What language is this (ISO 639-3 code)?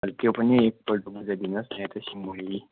nep